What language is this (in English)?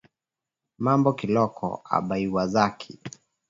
Swahili